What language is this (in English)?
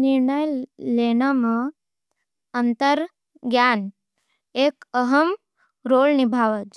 Nimadi